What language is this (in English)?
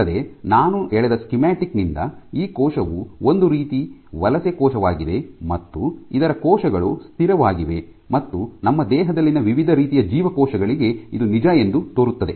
Kannada